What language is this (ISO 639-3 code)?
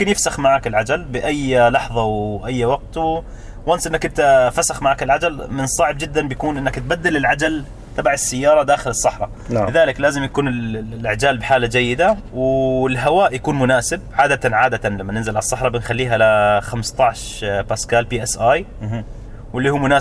ara